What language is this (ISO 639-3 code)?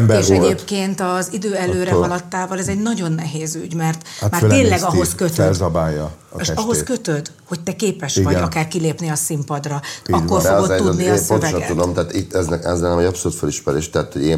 hun